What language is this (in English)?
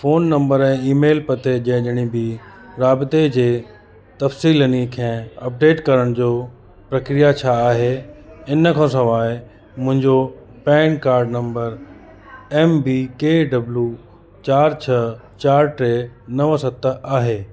Sindhi